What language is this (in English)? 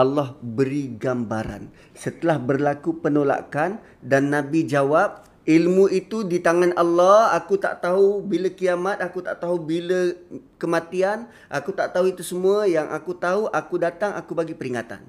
Malay